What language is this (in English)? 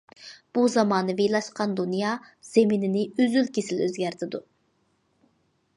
Uyghur